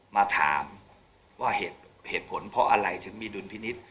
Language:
Thai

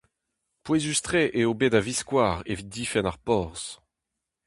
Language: Breton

